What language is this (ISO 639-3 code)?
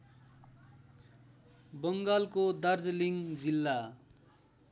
nep